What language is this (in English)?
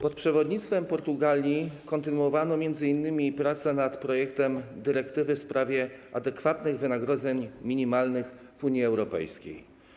Polish